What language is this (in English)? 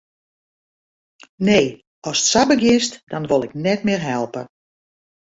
Western Frisian